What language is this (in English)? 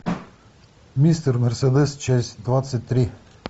Russian